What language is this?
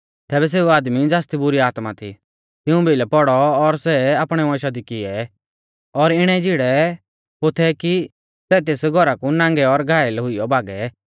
Mahasu Pahari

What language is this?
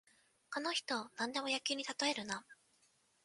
Japanese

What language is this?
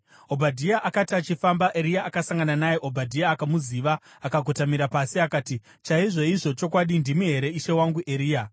Shona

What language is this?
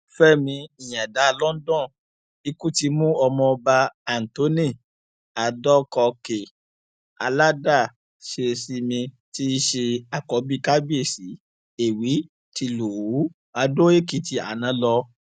Yoruba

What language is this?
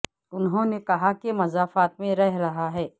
Urdu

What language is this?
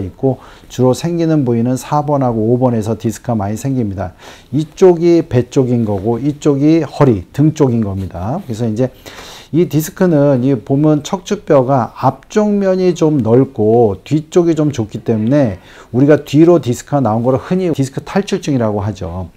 Korean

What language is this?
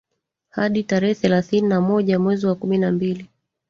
Swahili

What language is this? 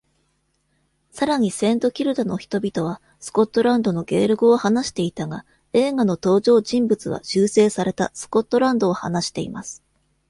Japanese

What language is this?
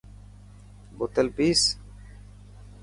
Dhatki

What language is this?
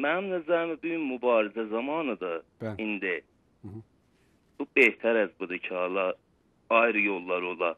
Turkish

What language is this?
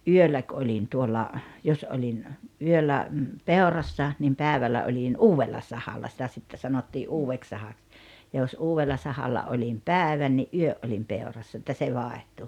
Finnish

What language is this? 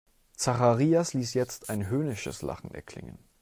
German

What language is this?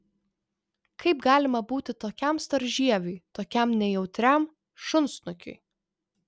Lithuanian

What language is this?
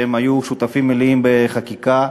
Hebrew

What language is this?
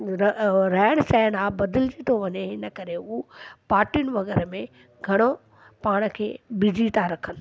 Sindhi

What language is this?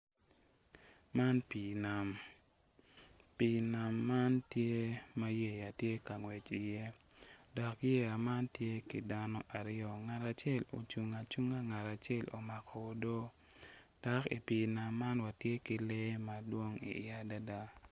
Acoli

